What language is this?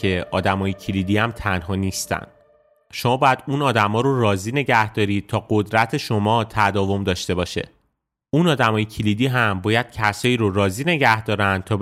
Persian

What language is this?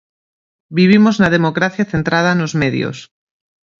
Galician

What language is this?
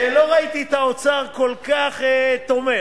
Hebrew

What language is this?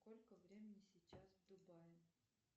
Russian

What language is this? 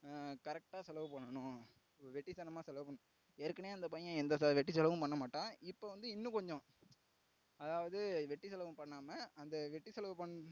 Tamil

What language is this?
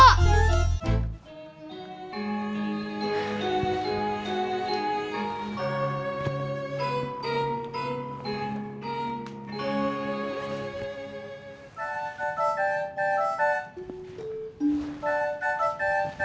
Indonesian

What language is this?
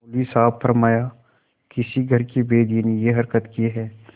Hindi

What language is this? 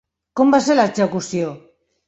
Catalan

